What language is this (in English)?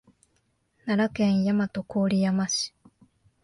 Japanese